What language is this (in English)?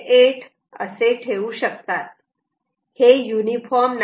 Marathi